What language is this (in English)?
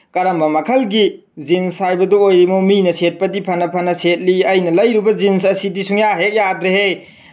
Manipuri